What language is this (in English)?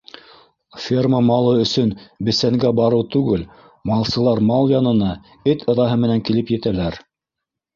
Bashkir